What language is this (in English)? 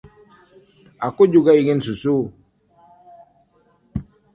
Indonesian